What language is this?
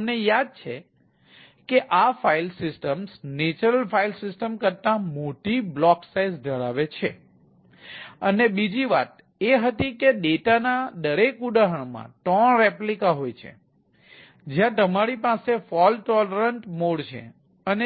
Gujarati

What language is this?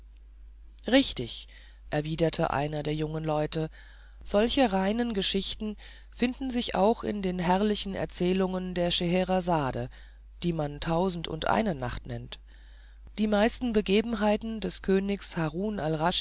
German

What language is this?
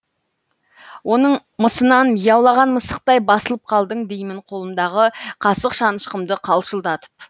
Kazakh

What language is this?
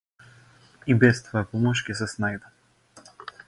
Macedonian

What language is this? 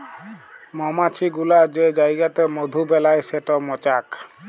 Bangla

